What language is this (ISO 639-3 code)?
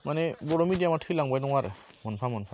brx